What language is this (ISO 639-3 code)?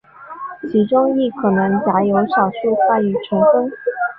zho